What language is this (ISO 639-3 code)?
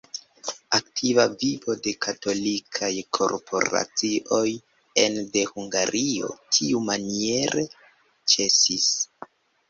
epo